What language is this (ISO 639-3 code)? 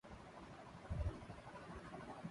urd